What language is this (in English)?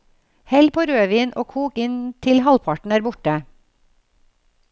Norwegian